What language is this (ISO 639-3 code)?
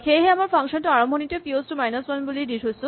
asm